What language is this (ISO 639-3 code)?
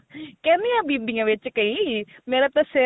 pan